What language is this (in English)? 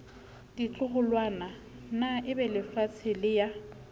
Southern Sotho